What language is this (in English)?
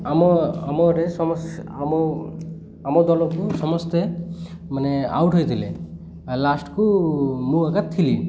Odia